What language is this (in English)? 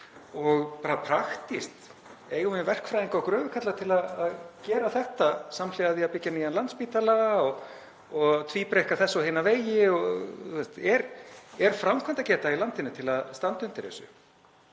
Icelandic